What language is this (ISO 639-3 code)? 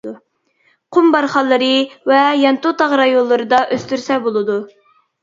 uig